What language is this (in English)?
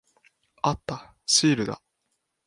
Japanese